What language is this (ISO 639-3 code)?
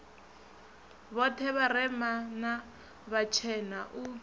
ven